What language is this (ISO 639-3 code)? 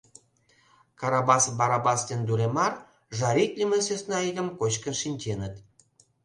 chm